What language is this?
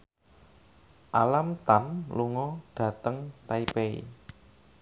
Javanese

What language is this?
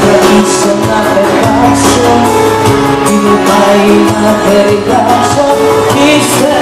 Arabic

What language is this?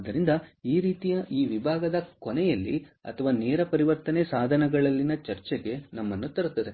Kannada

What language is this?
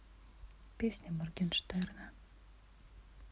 Russian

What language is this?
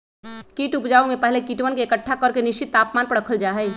Magahi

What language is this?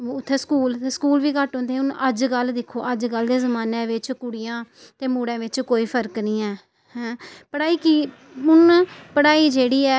Dogri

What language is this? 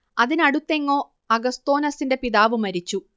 Malayalam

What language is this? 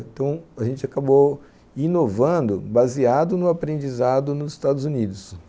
Portuguese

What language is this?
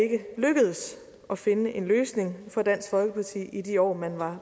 Danish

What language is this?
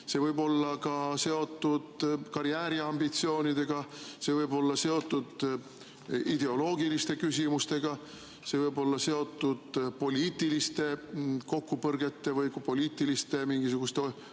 Estonian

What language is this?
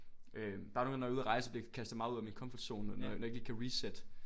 Danish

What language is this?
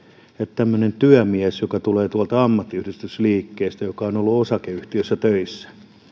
Finnish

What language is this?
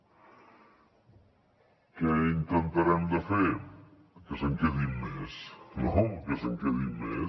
Catalan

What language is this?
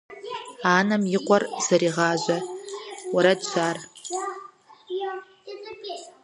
Kabardian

